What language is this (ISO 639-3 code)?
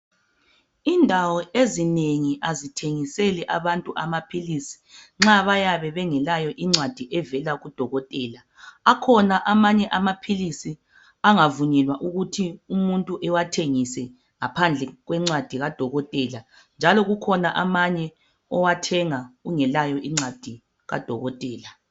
nde